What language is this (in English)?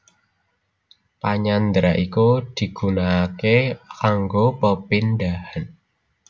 Javanese